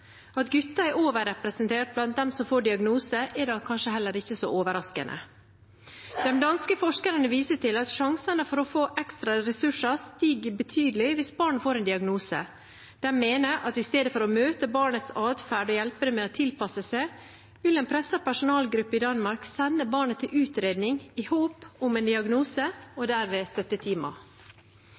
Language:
Norwegian Bokmål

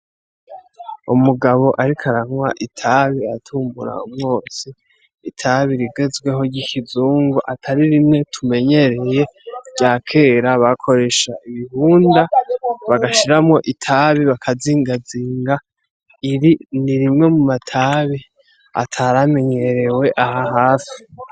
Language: Rundi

